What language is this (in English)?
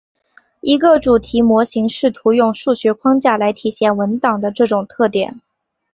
Chinese